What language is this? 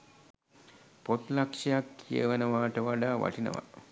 Sinhala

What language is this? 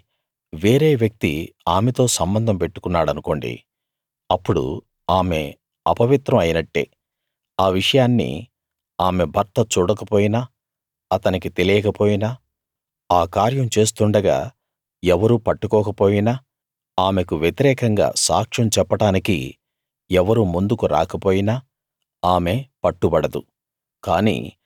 Telugu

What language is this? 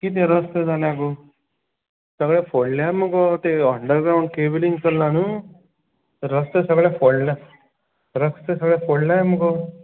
Konkani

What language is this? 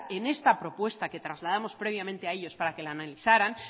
Spanish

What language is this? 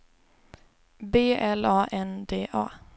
Swedish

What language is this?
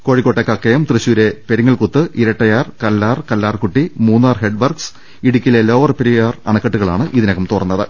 Malayalam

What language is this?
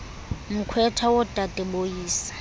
Xhosa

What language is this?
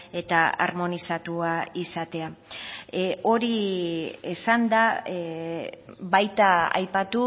Basque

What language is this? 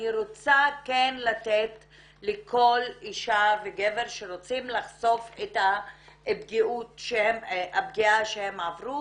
Hebrew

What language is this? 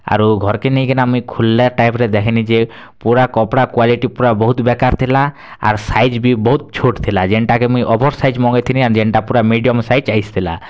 Odia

